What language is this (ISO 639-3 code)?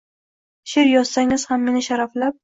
uzb